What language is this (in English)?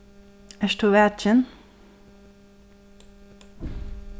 Faroese